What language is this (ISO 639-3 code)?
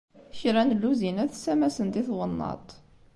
kab